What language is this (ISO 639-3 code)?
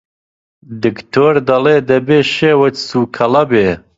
ckb